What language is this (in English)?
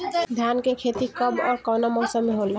Bhojpuri